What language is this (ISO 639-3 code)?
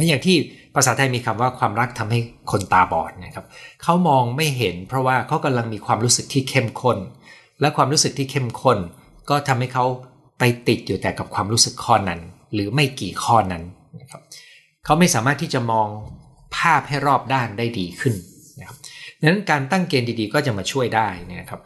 tha